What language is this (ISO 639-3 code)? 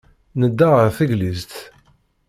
kab